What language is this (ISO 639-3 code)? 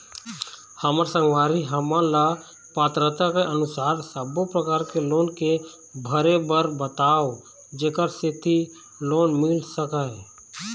hne